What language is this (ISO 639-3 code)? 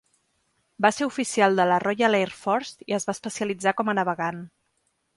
cat